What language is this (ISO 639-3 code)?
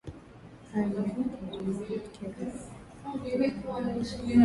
swa